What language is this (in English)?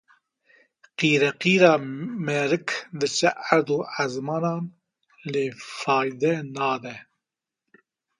Kurdish